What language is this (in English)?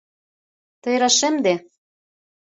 Mari